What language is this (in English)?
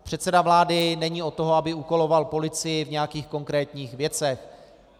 Czech